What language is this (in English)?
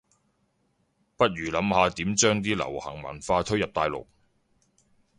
Cantonese